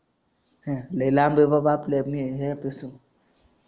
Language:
Marathi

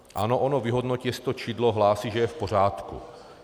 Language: Czech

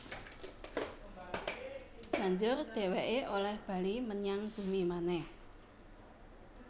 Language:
Javanese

